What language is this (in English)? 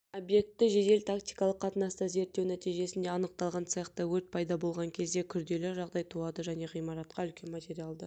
Kazakh